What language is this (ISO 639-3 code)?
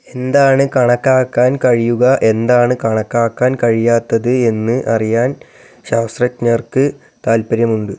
mal